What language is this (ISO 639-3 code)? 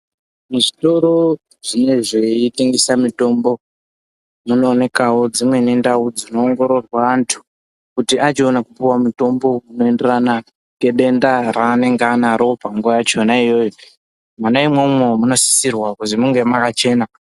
ndc